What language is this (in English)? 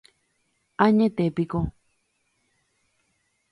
Guarani